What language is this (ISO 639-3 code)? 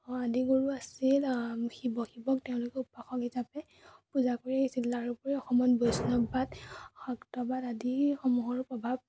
asm